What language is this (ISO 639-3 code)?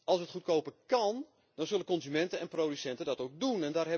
nld